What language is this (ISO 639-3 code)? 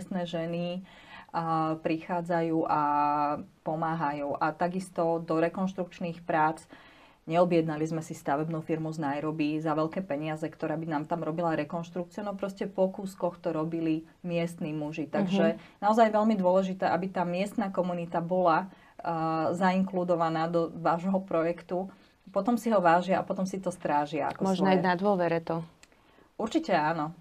slk